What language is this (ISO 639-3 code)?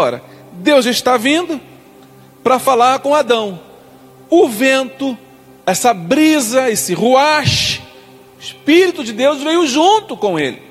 por